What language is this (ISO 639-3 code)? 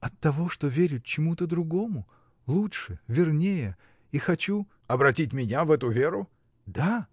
rus